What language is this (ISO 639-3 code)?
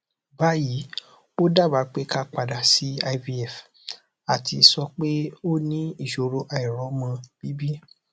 yor